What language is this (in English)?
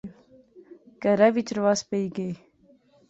Pahari-Potwari